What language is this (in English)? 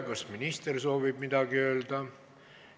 Estonian